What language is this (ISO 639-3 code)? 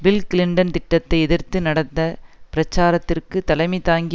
tam